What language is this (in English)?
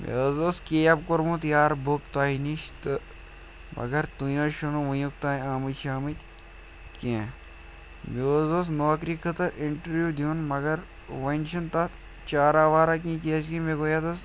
Kashmiri